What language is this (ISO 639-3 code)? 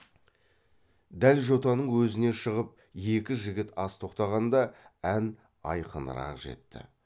kaz